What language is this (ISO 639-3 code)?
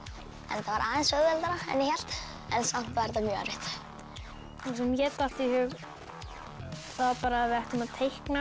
isl